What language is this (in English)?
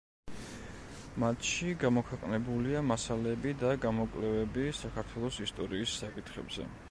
Georgian